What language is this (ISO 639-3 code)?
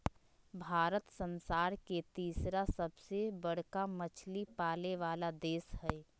mag